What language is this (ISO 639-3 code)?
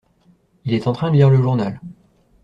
fra